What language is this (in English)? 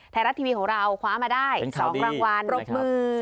Thai